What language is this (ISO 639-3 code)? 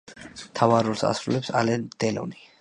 kat